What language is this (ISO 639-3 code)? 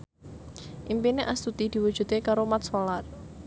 jav